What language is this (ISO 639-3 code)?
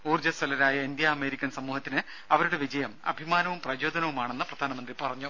mal